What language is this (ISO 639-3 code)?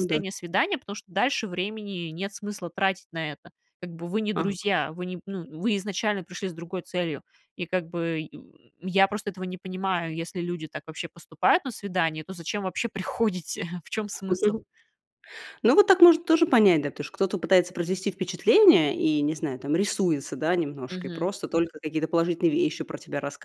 rus